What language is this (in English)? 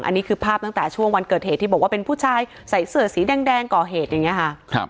Thai